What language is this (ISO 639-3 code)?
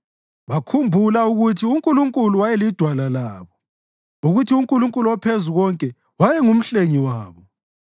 nde